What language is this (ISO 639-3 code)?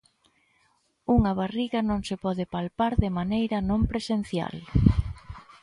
glg